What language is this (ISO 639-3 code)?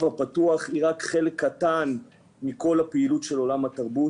heb